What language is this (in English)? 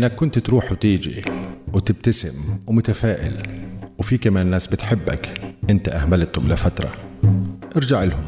Arabic